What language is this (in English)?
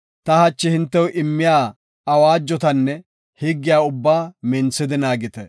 Gofa